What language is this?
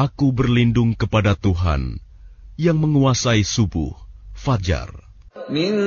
Arabic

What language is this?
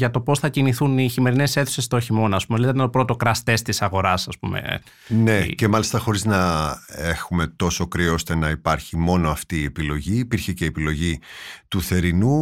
Greek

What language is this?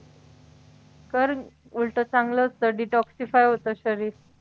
Marathi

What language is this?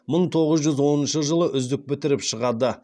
Kazakh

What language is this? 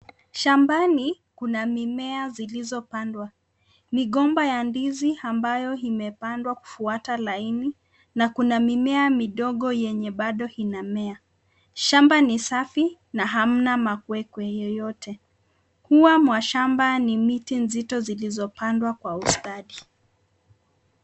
Swahili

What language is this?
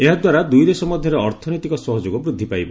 Odia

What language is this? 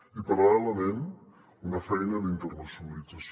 Catalan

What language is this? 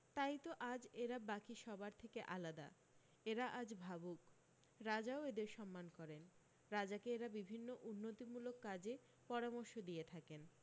Bangla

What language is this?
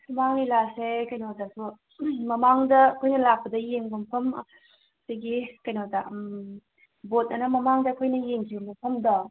Manipuri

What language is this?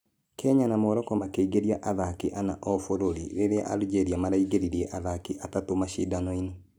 Kikuyu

